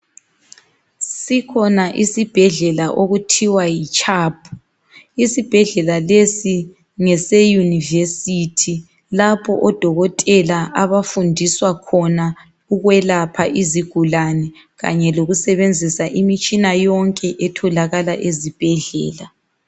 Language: North Ndebele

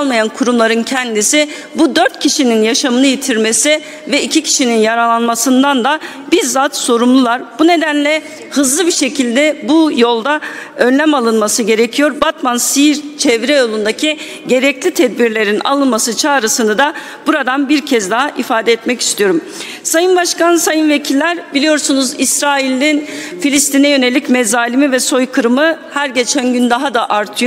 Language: Turkish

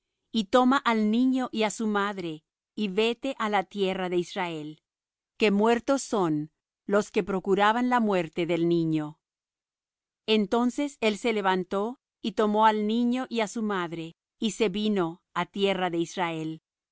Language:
Spanish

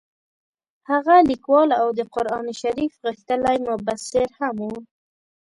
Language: Pashto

